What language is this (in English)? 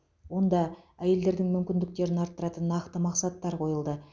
Kazakh